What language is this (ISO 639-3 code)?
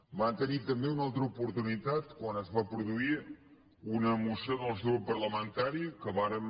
cat